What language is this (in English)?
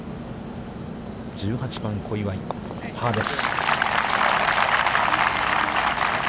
Japanese